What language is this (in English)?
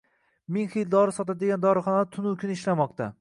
Uzbek